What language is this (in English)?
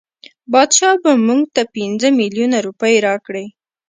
Pashto